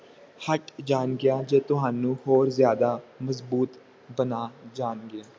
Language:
Punjabi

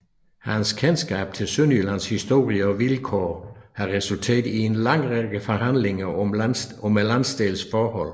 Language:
Danish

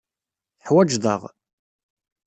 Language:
Kabyle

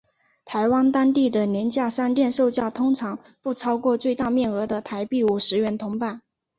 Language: Chinese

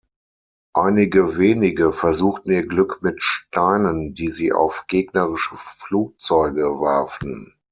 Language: German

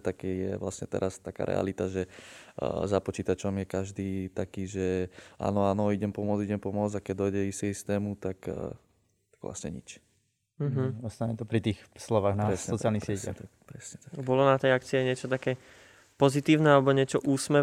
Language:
Slovak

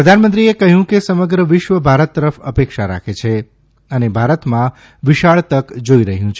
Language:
Gujarati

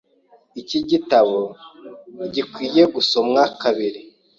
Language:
Kinyarwanda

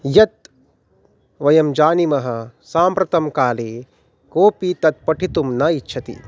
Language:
Sanskrit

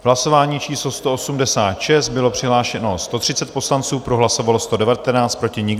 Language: Czech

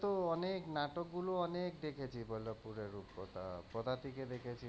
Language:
Bangla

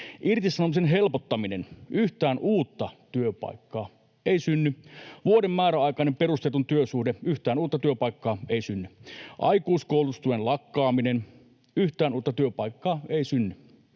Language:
Finnish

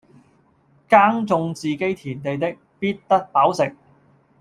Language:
Cantonese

